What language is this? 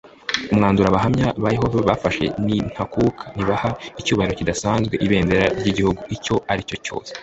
Kinyarwanda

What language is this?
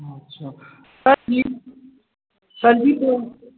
Maithili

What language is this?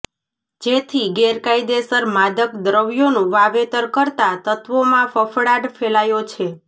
Gujarati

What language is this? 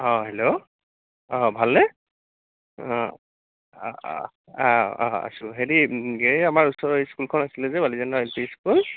Assamese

